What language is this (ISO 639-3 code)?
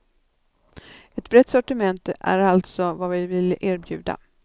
swe